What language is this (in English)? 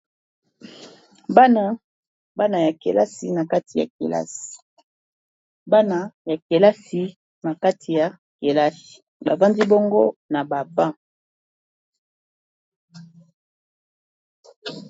Lingala